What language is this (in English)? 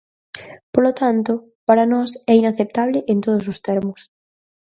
Galician